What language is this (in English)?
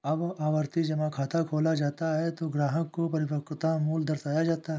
Hindi